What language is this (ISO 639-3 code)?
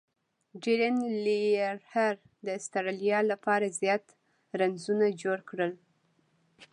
pus